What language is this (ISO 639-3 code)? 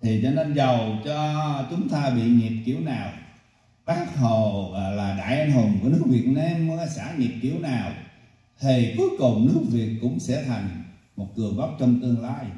vie